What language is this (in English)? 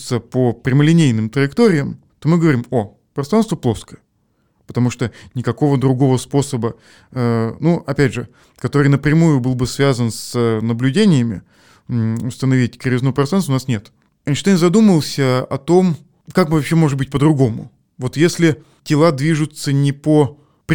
Russian